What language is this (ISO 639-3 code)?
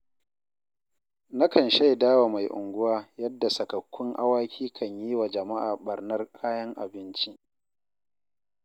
hau